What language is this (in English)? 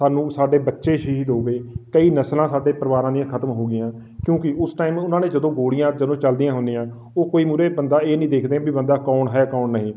Punjabi